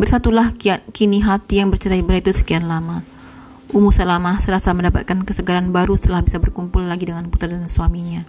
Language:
Indonesian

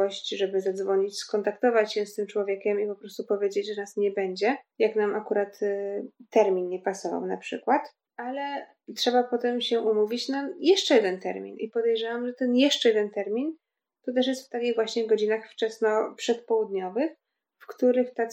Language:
Polish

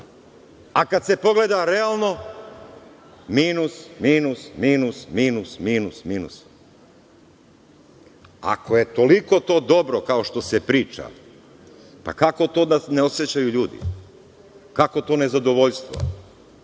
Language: Serbian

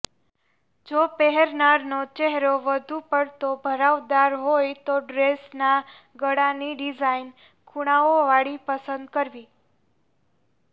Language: Gujarati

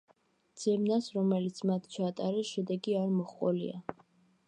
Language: Georgian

